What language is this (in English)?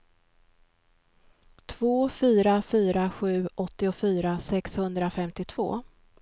Swedish